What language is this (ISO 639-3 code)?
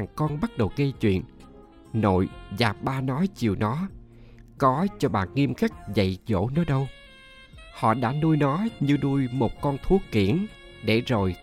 vie